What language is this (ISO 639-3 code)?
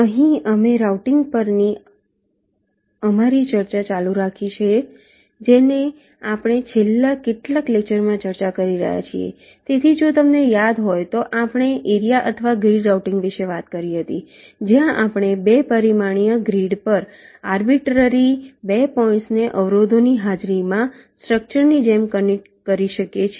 guj